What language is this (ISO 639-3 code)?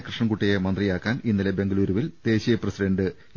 mal